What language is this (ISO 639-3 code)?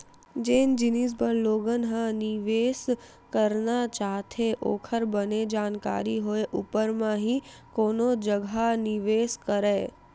hne